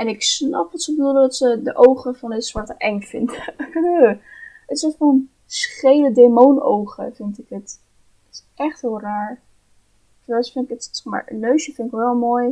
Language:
Dutch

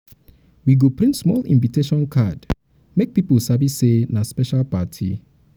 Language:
Nigerian Pidgin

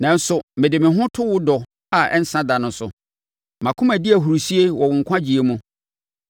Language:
Akan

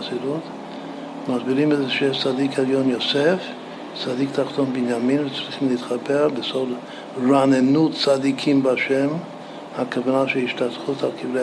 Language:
Hebrew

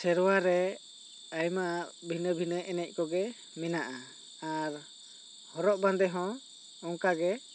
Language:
Santali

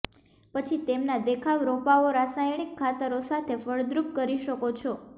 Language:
Gujarati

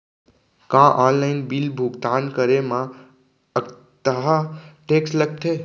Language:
Chhattisgarhi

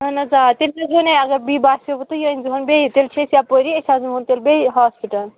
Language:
Kashmiri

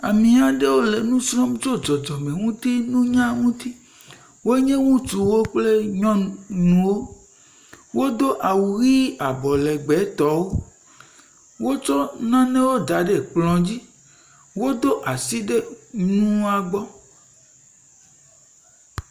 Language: Ewe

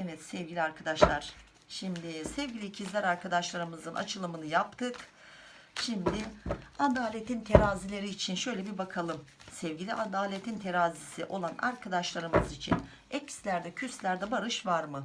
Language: Turkish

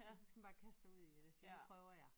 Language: Danish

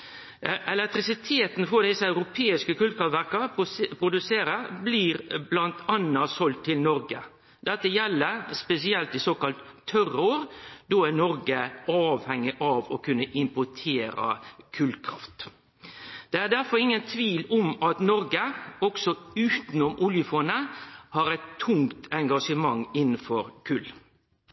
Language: Norwegian Nynorsk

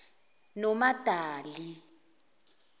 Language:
Zulu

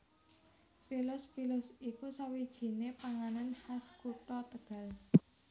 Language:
Javanese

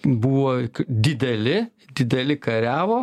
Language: Lithuanian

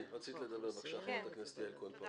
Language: Hebrew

